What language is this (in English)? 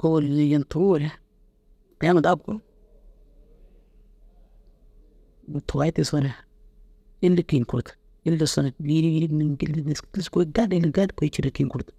Dazaga